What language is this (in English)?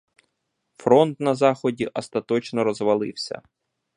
Ukrainian